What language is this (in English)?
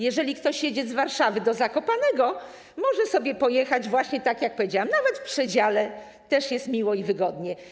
Polish